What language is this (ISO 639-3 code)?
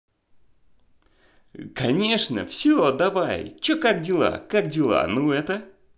rus